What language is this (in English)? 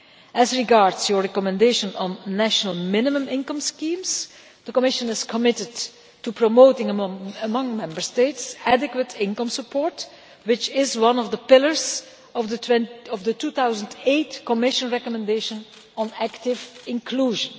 English